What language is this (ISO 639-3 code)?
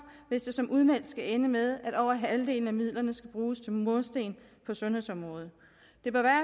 dan